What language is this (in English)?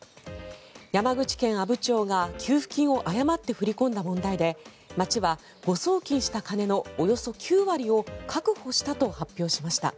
Japanese